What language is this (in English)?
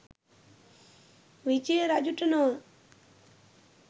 Sinhala